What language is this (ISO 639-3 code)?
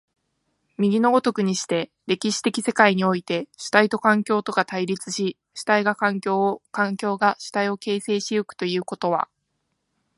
jpn